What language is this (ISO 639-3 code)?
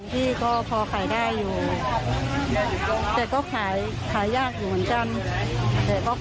tha